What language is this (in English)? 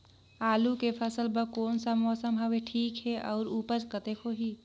Chhattisgarhi